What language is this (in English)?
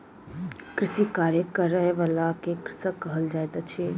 Maithili